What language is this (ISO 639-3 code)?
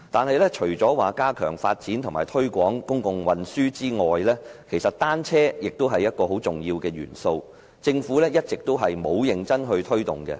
yue